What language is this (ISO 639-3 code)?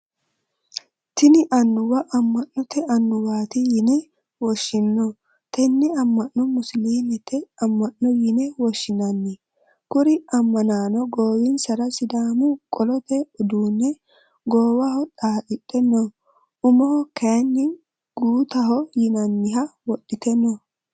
sid